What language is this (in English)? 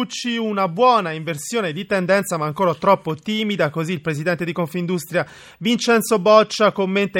Italian